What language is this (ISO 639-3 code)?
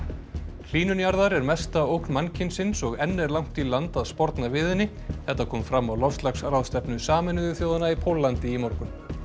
isl